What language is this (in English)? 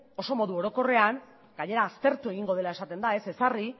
Basque